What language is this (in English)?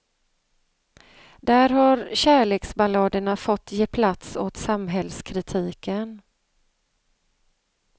Swedish